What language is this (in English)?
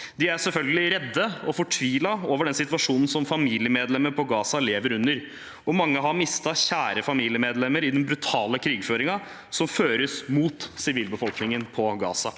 Norwegian